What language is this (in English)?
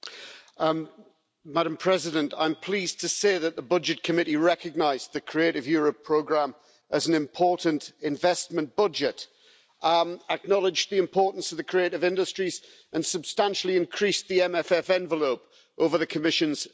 English